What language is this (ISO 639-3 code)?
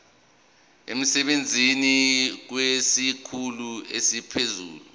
zul